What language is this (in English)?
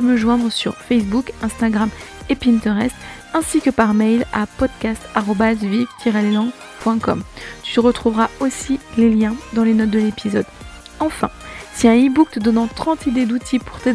French